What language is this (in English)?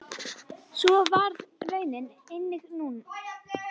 Icelandic